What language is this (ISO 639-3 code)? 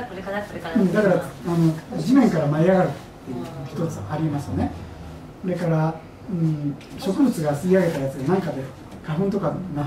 jpn